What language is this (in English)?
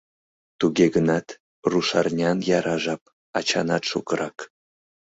Mari